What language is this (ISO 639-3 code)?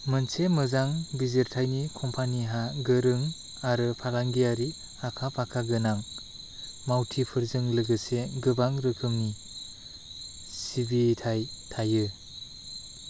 brx